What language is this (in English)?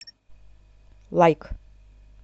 Russian